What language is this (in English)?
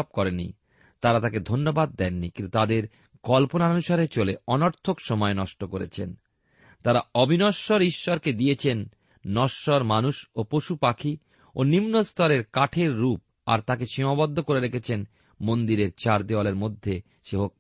Bangla